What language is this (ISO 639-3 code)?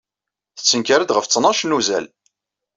kab